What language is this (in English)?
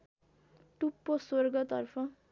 Nepali